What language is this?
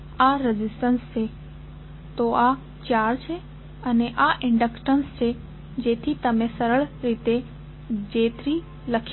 Gujarati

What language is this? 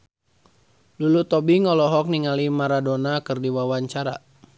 Sundanese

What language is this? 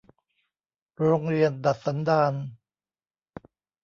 Thai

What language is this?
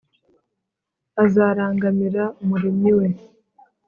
Kinyarwanda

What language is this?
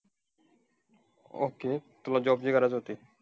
Marathi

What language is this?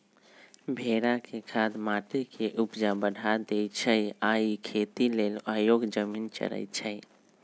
Magahi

